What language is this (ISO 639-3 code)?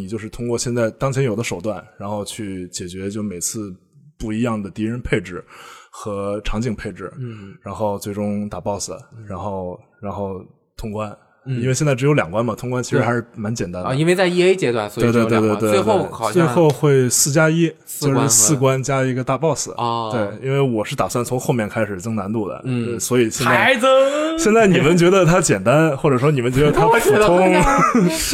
zho